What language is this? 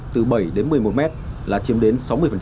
Vietnamese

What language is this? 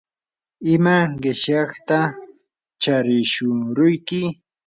Yanahuanca Pasco Quechua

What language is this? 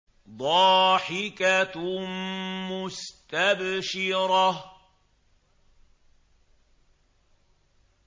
Arabic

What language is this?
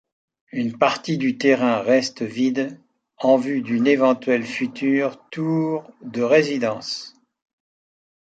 French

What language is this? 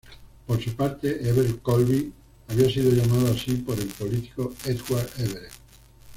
Spanish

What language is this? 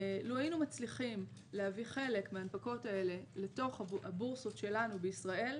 Hebrew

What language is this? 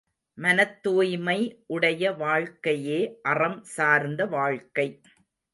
Tamil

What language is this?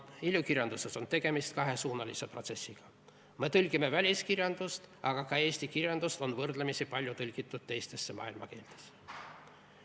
Estonian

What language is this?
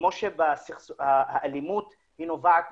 Hebrew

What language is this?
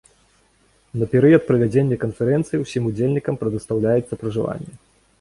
Belarusian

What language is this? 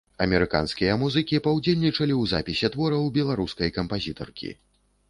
Belarusian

